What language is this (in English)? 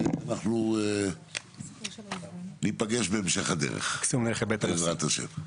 Hebrew